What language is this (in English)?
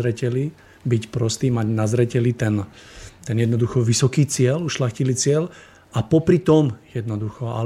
Slovak